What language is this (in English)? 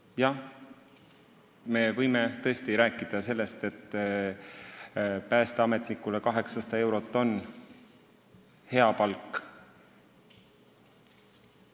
Estonian